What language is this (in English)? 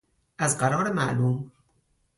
Persian